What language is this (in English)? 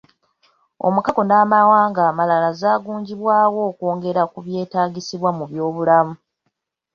Ganda